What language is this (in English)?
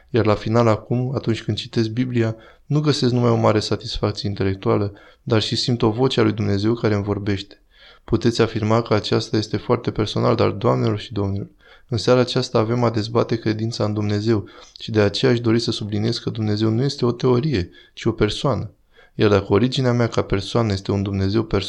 Romanian